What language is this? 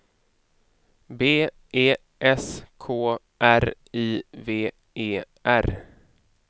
Swedish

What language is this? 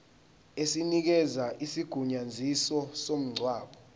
Zulu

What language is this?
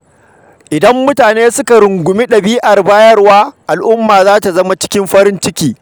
Hausa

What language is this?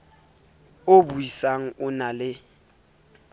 Southern Sotho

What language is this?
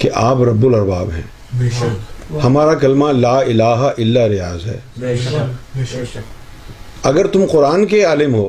Urdu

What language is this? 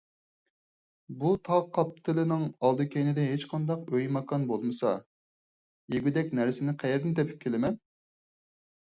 Uyghur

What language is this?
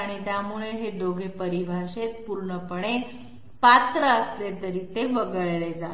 Marathi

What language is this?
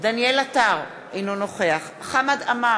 Hebrew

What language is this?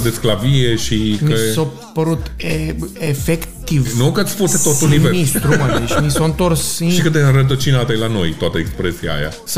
Romanian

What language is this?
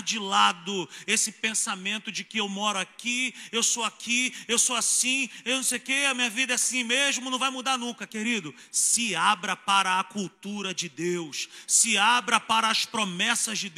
Portuguese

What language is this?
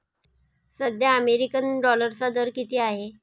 Marathi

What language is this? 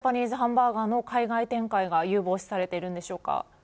Japanese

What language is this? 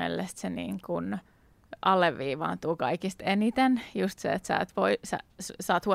Finnish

